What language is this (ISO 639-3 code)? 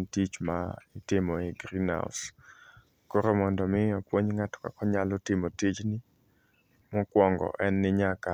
luo